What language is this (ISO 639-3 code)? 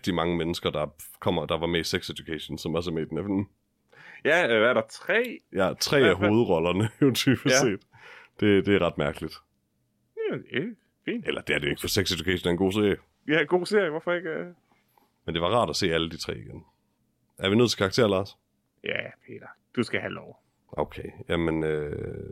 dan